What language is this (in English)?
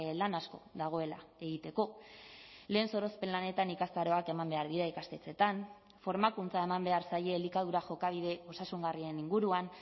Basque